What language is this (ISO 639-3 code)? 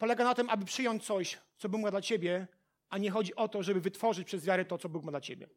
pol